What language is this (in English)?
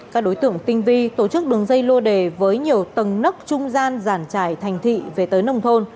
Vietnamese